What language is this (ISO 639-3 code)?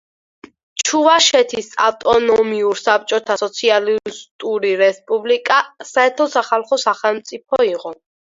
kat